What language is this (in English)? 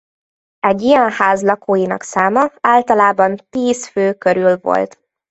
Hungarian